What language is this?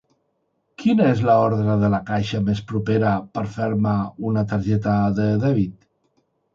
Catalan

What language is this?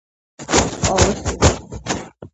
Georgian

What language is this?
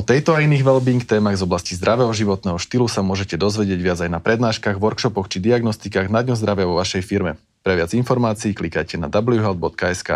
Slovak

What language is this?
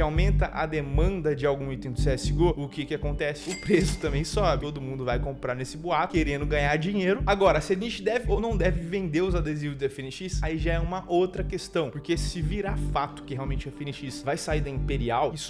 Portuguese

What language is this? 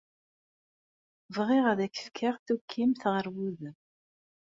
Kabyle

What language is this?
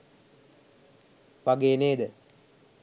Sinhala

